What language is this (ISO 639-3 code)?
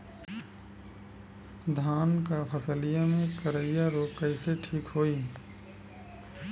bho